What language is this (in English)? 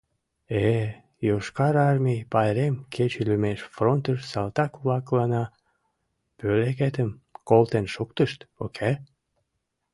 Mari